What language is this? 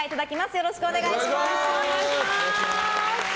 Japanese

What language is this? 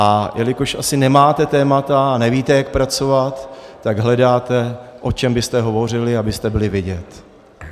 Czech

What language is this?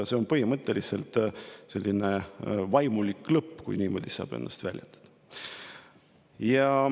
Estonian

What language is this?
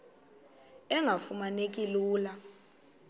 Xhosa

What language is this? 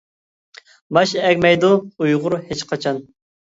Uyghur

